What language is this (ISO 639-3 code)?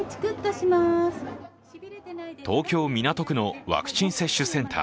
jpn